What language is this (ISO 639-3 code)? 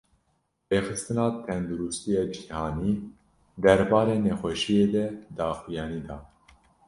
kur